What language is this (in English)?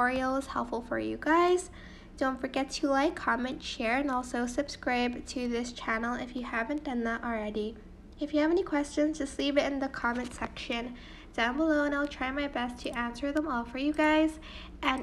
English